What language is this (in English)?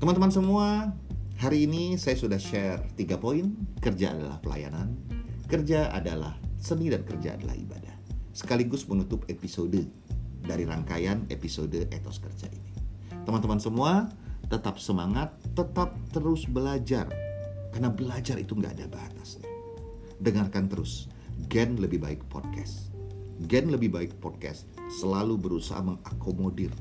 Indonesian